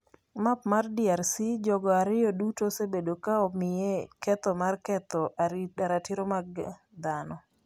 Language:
Luo (Kenya and Tanzania)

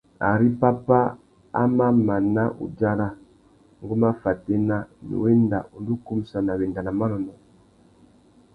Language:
Tuki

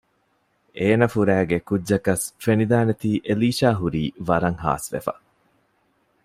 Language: Divehi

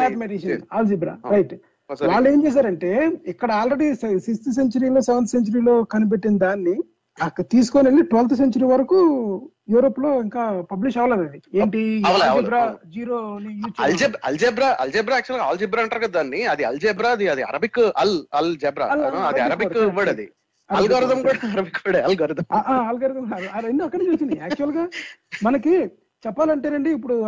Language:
Telugu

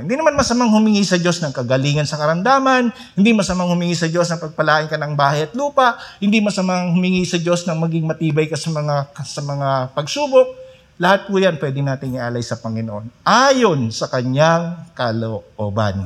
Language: Filipino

